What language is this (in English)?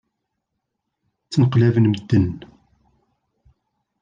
Kabyle